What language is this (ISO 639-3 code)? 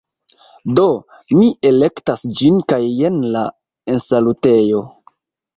epo